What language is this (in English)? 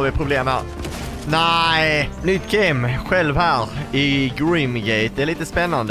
Swedish